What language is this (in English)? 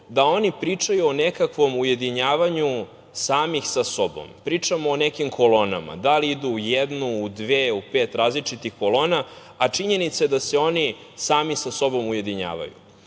Serbian